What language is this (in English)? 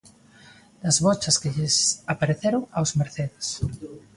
Galician